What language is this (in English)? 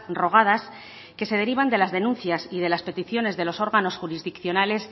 Spanish